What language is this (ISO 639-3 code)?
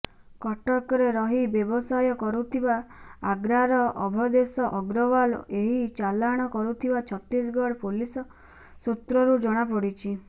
ori